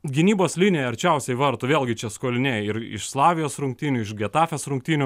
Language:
Lithuanian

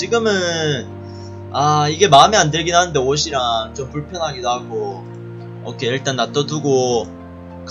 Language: Korean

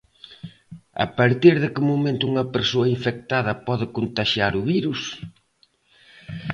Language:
Galician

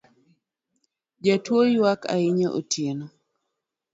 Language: Luo (Kenya and Tanzania)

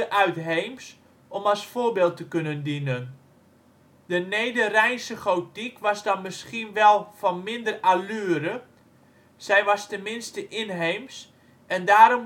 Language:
Dutch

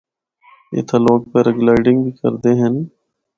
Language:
Northern Hindko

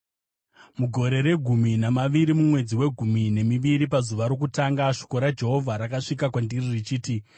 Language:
Shona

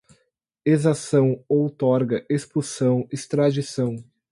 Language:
Portuguese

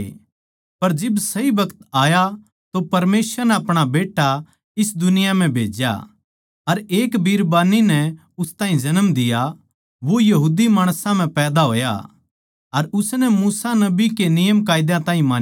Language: Haryanvi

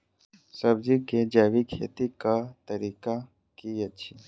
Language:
Maithili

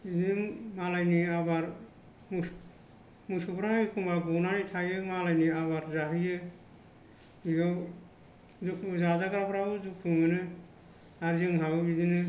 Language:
Bodo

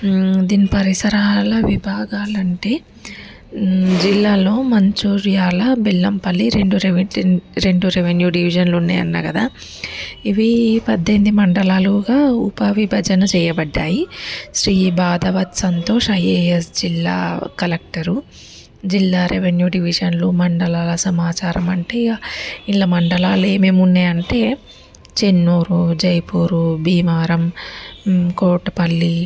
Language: Telugu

